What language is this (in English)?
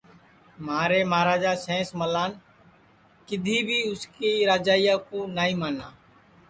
Sansi